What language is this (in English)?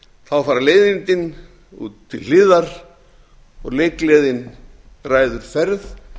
Icelandic